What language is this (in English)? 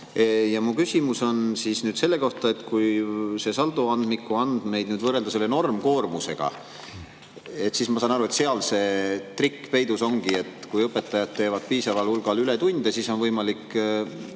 Estonian